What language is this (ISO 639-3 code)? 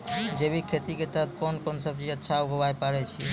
mai